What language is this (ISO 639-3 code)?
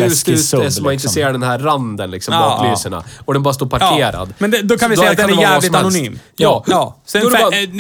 swe